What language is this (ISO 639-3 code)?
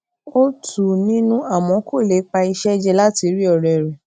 yor